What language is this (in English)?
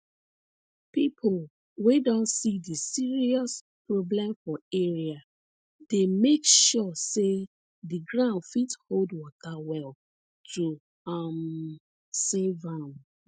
Nigerian Pidgin